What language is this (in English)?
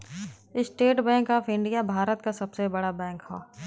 Bhojpuri